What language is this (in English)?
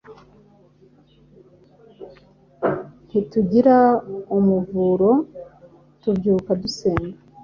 Kinyarwanda